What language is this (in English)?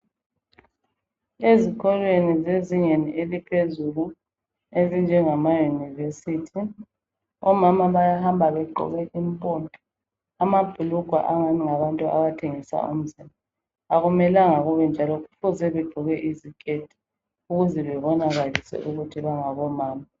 North Ndebele